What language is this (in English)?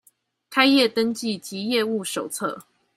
Chinese